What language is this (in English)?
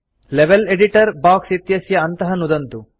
Sanskrit